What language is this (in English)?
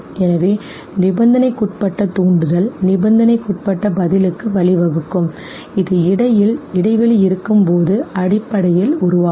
Tamil